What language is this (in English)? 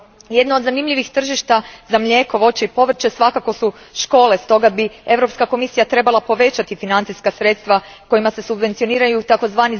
Croatian